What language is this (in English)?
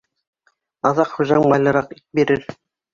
Bashkir